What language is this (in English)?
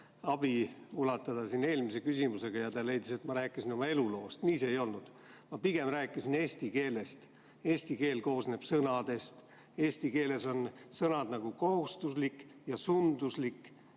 Estonian